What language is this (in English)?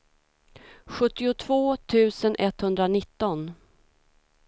Swedish